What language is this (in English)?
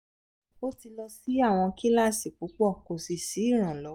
Yoruba